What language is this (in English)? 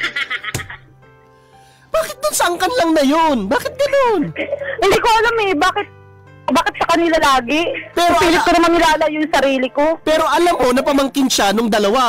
Filipino